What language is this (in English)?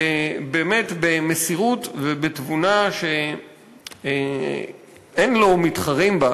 Hebrew